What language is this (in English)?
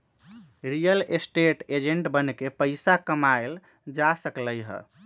Magahi